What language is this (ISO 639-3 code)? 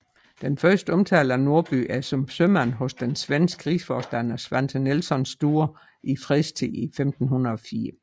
dan